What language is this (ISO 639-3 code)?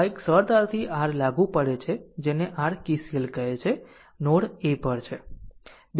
guj